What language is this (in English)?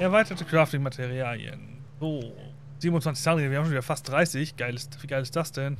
German